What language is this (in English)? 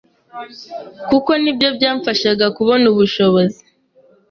Kinyarwanda